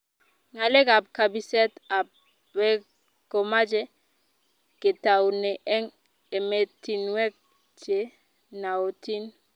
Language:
Kalenjin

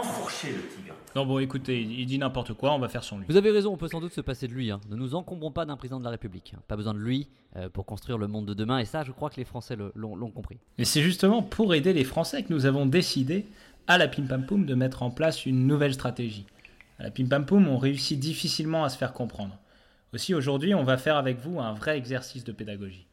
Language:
French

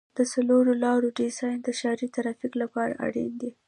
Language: Pashto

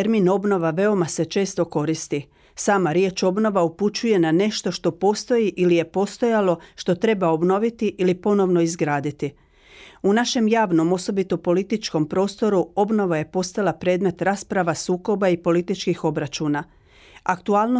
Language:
Croatian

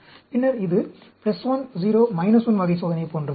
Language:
Tamil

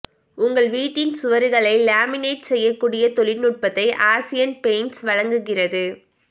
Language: Tamil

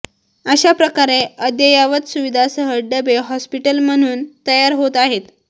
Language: Marathi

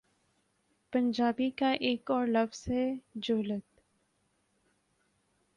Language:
Urdu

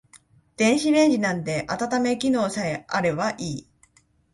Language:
Japanese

